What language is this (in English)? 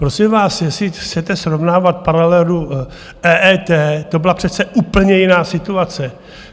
Czech